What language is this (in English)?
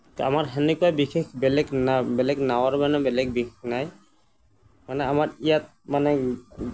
Assamese